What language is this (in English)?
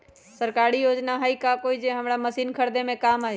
Magahi